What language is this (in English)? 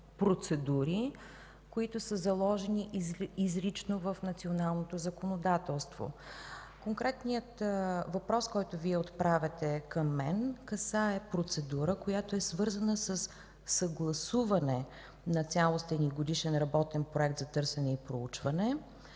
Bulgarian